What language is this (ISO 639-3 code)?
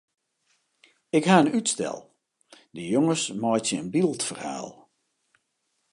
fry